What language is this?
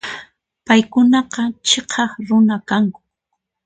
Puno Quechua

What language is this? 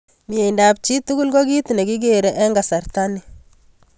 Kalenjin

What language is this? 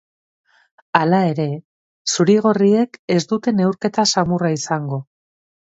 Basque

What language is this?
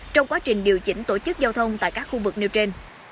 Vietnamese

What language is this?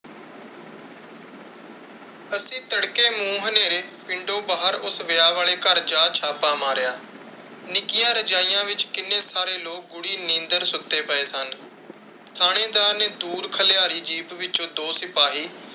Punjabi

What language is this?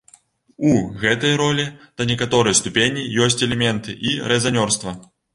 Belarusian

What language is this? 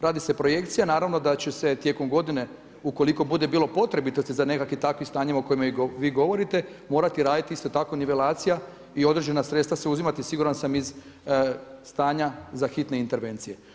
Croatian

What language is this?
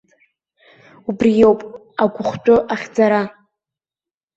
Abkhazian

